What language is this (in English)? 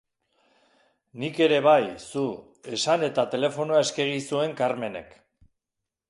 Basque